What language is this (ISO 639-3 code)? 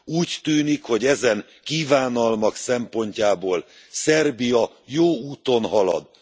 hun